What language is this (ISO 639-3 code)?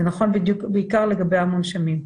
heb